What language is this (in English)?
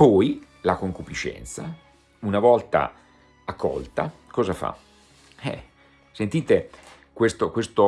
Italian